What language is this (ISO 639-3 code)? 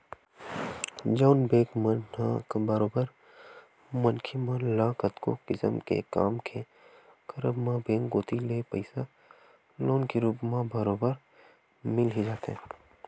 hne